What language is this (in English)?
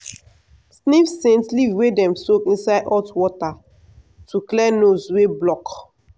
Nigerian Pidgin